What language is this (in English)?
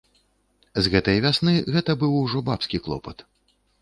Belarusian